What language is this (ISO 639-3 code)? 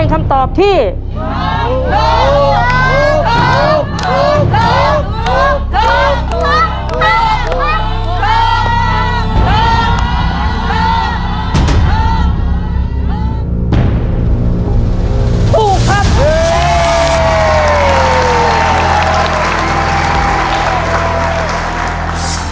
tha